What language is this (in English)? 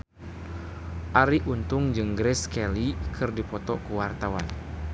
Sundanese